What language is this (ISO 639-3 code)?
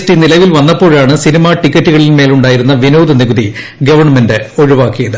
mal